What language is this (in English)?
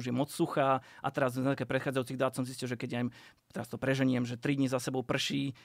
Slovak